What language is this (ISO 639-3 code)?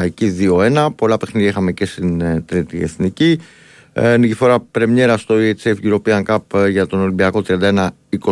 ell